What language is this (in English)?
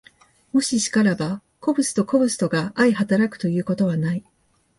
Japanese